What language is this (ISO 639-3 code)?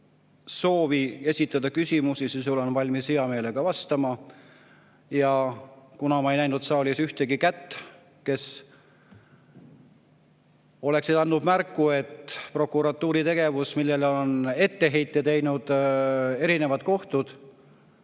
est